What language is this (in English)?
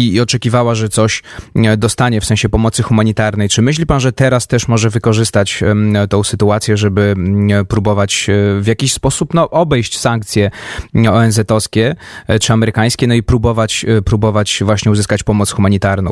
Polish